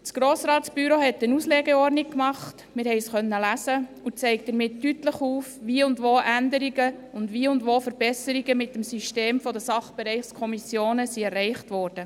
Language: Swiss German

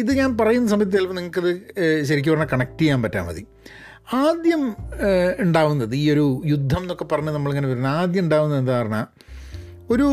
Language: Malayalam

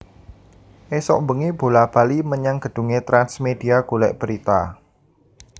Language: Javanese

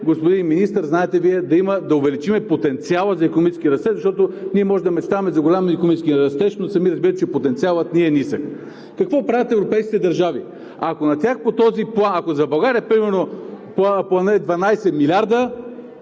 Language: Bulgarian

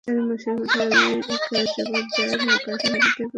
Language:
Bangla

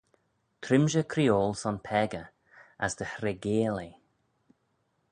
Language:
Manx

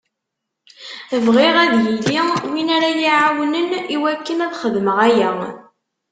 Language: Kabyle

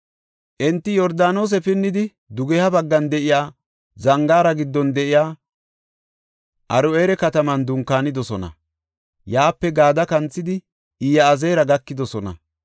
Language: Gofa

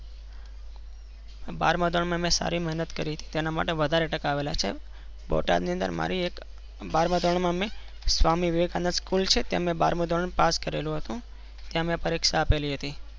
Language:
Gujarati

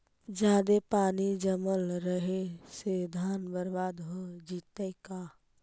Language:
Magahi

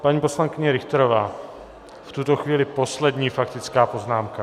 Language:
Czech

